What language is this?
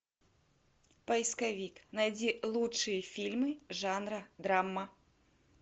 Russian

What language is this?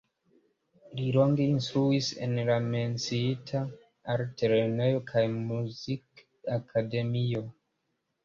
Esperanto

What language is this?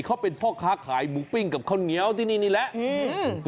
Thai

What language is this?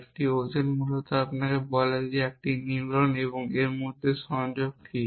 Bangla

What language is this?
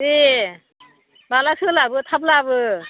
Bodo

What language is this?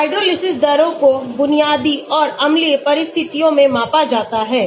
Hindi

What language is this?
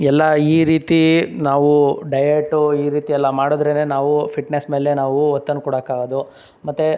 Kannada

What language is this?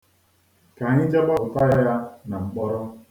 Igbo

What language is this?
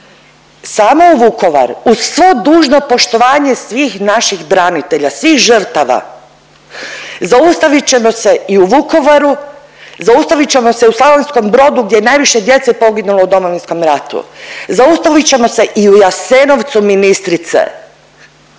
Croatian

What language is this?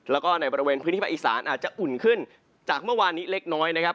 Thai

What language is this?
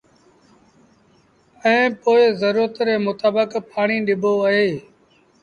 Sindhi Bhil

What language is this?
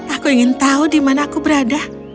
Indonesian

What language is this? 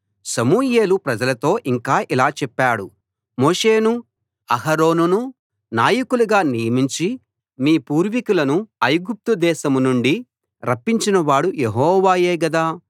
Telugu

